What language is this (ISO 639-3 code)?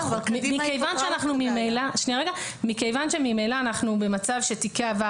heb